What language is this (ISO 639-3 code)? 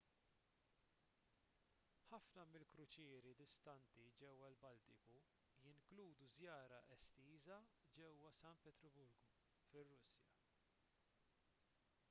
mlt